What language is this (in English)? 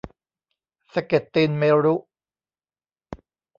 Thai